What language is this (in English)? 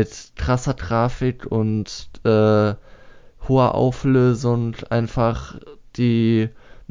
German